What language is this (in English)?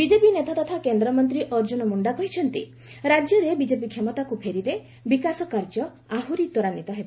Odia